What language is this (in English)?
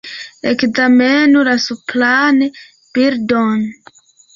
Esperanto